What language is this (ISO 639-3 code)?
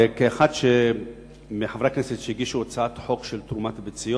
heb